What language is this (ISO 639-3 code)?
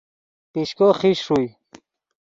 ydg